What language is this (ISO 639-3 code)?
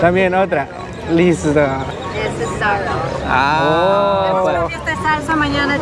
spa